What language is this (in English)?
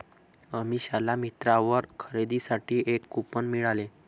Marathi